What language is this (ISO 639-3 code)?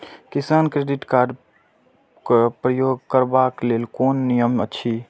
mai